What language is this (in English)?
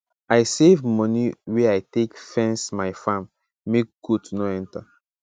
Nigerian Pidgin